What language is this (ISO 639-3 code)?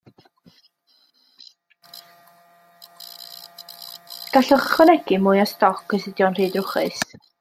cym